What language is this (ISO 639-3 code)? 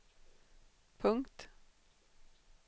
swe